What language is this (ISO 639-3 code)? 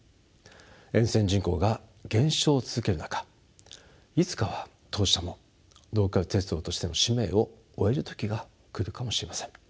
jpn